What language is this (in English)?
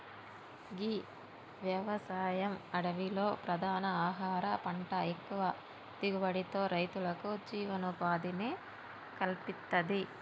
Telugu